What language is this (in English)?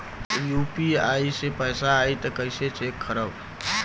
Bhojpuri